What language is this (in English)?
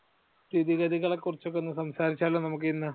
Malayalam